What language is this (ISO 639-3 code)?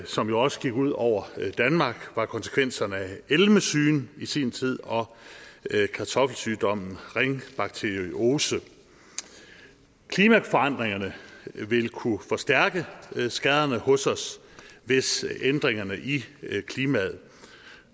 dan